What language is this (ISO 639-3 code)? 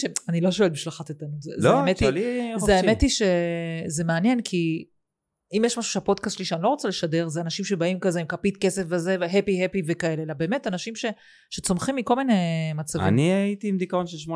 heb